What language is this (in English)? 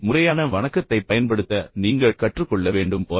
Tamil